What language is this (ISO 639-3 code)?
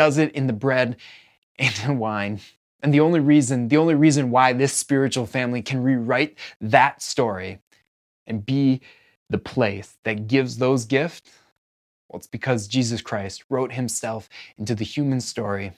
eng